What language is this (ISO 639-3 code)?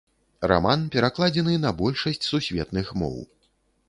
bel